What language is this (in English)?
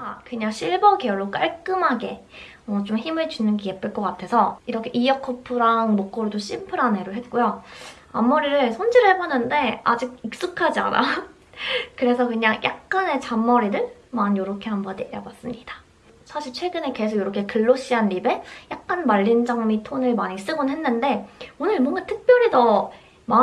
Korean